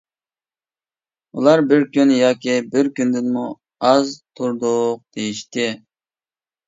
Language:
Uyghur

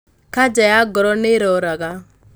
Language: Kikuyu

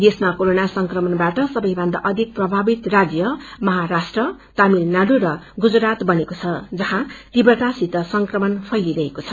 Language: Nepali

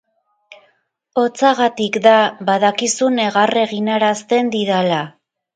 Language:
Basque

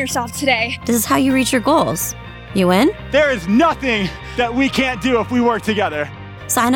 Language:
English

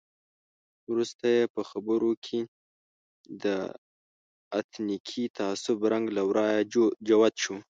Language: Pashto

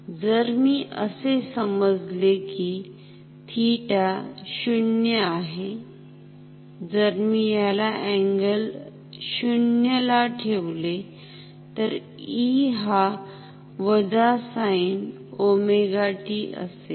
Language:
Marathi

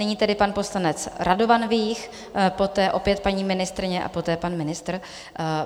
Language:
Czech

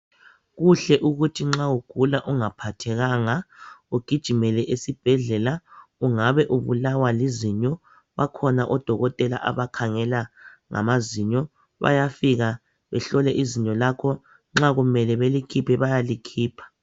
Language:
North Ndebele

